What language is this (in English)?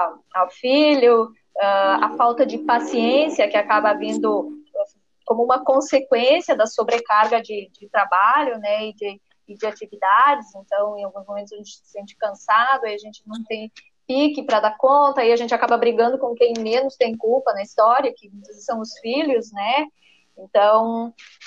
Portuguese